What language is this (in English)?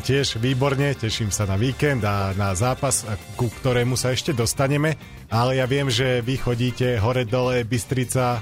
Slovak